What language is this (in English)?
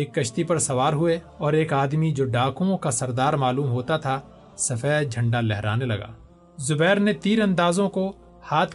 Urdu